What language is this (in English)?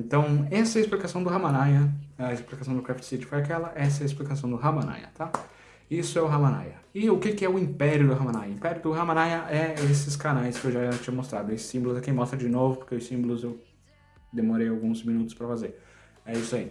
Portuguese